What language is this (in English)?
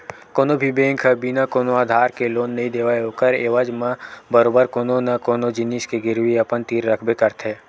Chhattisgarhi